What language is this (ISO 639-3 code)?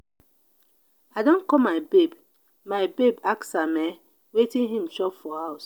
pcm